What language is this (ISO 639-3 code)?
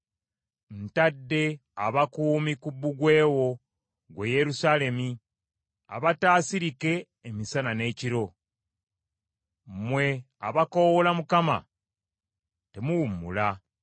lug